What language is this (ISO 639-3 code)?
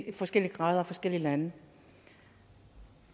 dan